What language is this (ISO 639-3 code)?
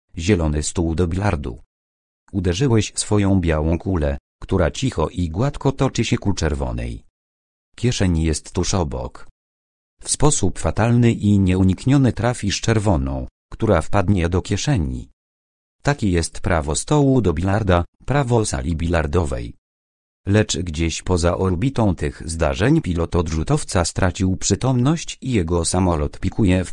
pol